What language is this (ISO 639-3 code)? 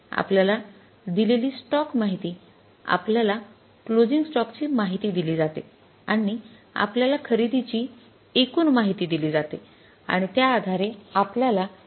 mar